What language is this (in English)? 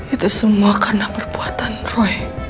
Indonesian